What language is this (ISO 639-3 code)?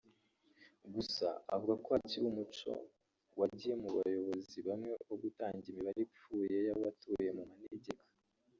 kin